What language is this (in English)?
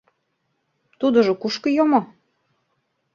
Mari